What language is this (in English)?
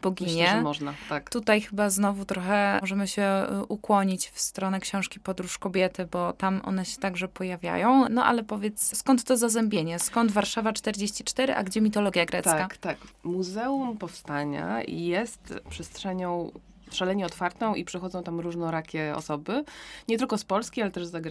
Polish